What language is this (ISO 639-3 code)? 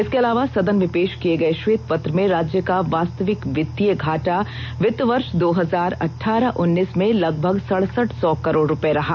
hin